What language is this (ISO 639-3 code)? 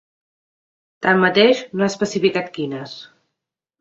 cat